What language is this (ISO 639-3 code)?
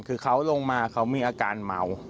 tha